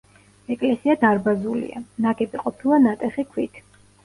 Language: Georgian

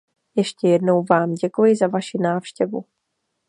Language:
Czech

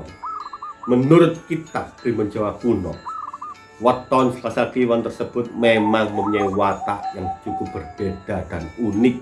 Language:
Indonesian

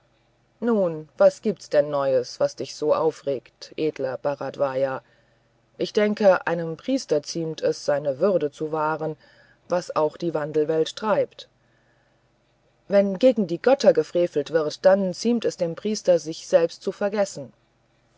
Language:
German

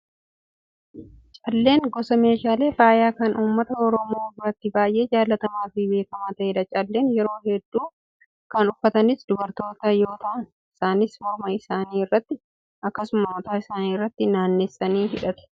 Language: Oromo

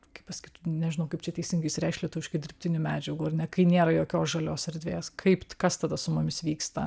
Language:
Lithuanian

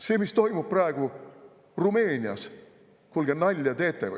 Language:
Estonian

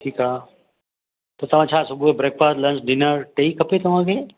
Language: Sindhi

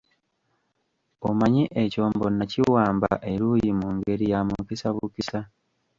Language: Ganda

